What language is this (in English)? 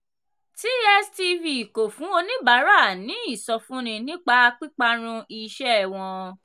Yoruba